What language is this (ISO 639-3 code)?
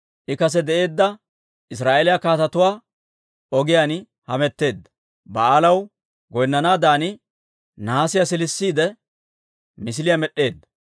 dwr